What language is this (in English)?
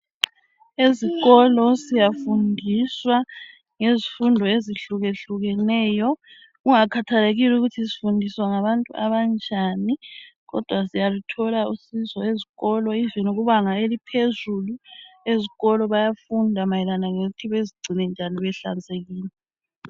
North Ndebele